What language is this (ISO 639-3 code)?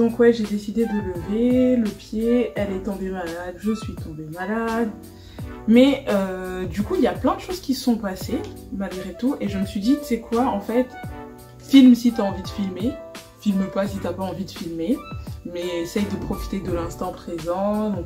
fra